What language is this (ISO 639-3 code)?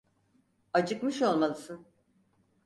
tur